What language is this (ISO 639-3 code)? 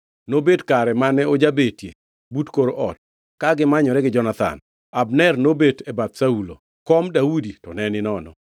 luo